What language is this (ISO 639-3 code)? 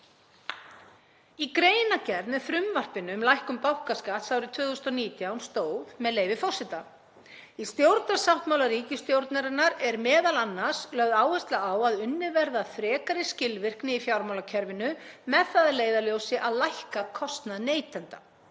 isl